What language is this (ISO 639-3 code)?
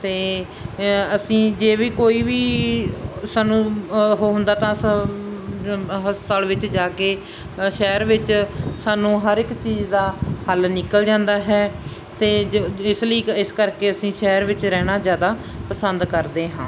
pan